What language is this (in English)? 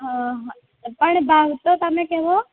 Gujarati